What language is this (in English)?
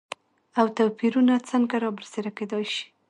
Pashto